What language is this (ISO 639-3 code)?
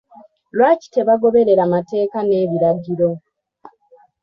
lug